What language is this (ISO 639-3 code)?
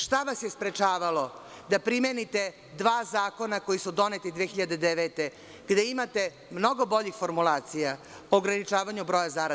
srp